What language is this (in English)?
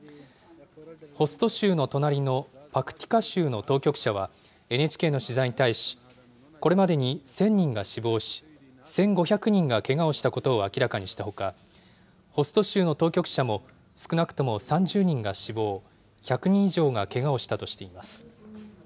Japanese